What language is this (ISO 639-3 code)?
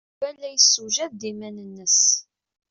kab